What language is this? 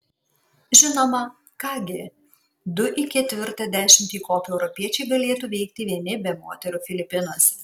Lithuanian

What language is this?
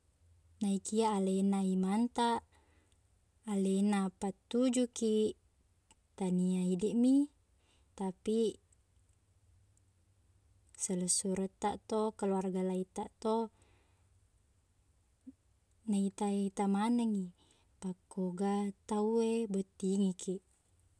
Buginese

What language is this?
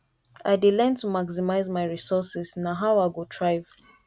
Nigerian Pidgin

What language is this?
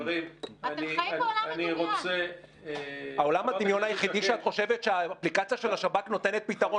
Hebrew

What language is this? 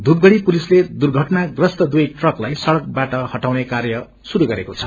Nepali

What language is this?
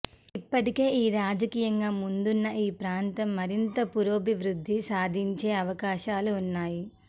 Telugu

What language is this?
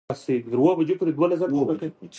Pashto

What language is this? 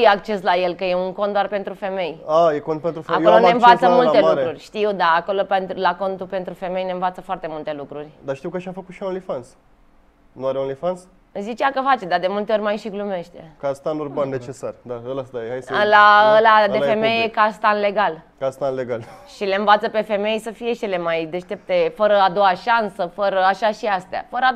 Romanian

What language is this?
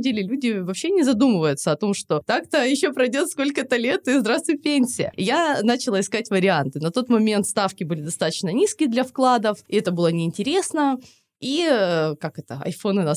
Russian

